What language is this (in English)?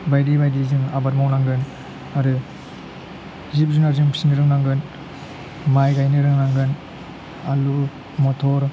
Bodo